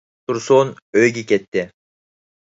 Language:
Uyghur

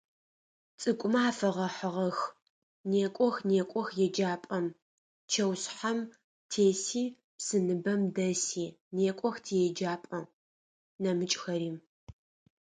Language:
Adyghe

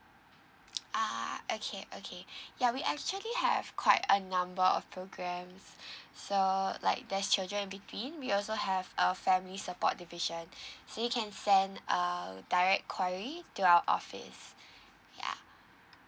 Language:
English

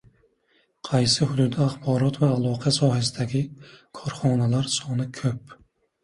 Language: Uzbek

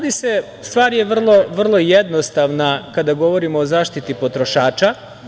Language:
Serbian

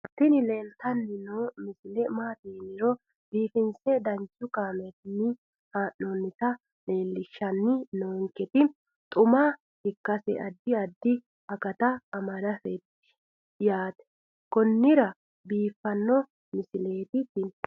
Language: Sidamo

